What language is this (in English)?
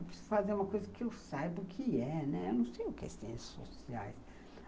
Portuguese